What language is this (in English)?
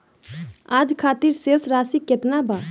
Bhojpuri